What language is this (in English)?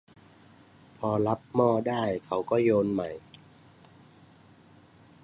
Thai